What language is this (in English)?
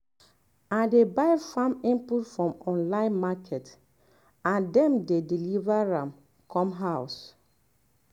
Nigerian Pidgin